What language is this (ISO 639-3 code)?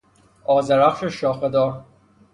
fas